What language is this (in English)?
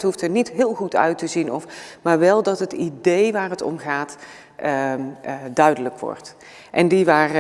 Dutch